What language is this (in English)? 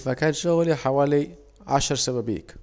Saidi Arabic